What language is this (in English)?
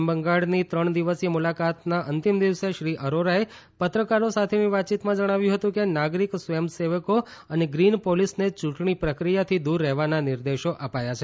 Gujarati